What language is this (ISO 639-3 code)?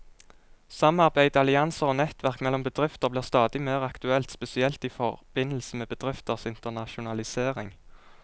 nor